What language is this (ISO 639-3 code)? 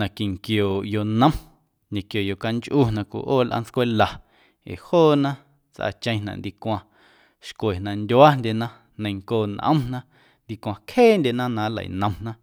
amu